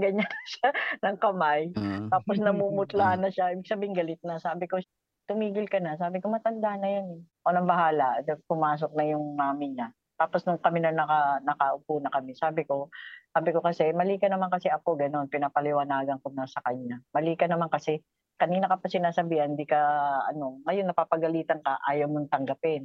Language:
Filipino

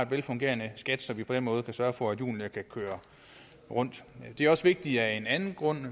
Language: Danish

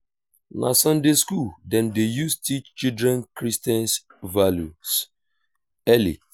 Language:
Nigerian Pidgin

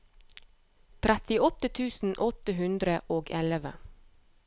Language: Norwegian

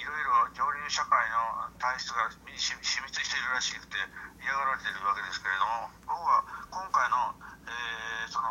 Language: Japanese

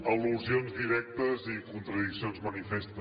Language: Catalan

